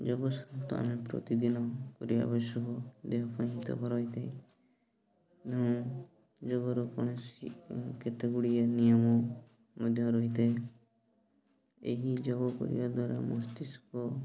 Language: Odia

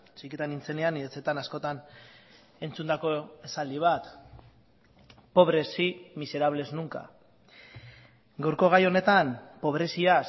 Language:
Basque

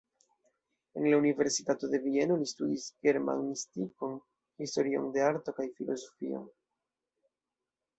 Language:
Esperanto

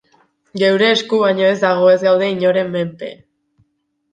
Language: Basque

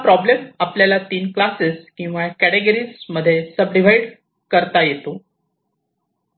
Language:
Marathi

